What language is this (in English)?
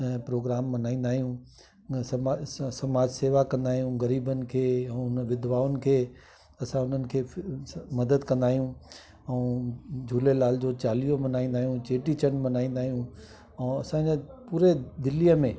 Sindhi